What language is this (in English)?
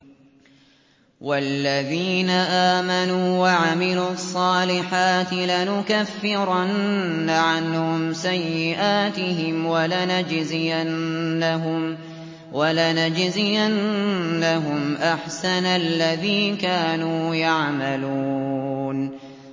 Arabic